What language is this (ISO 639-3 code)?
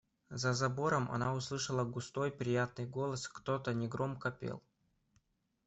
rus